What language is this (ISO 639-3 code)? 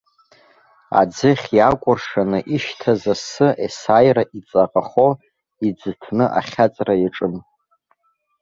abk